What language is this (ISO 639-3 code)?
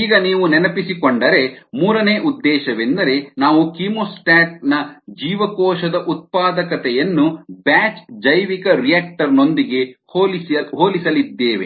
kan